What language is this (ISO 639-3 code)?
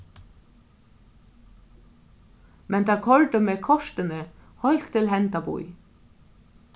fao